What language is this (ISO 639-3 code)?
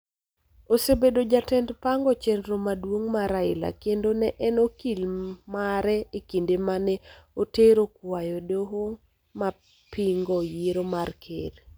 luo